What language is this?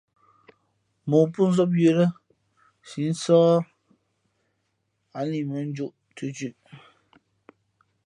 Fe'fe'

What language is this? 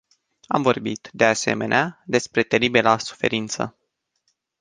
Romanian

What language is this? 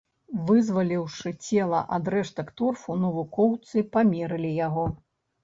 Belarusian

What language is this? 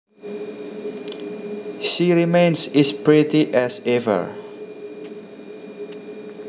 Javanese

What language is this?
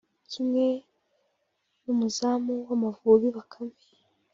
Kinyarwanda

